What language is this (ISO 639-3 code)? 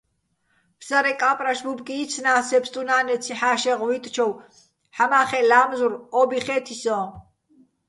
bbl